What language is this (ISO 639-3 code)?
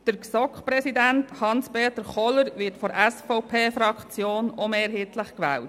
gsw